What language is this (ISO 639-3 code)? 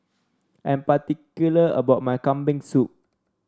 eng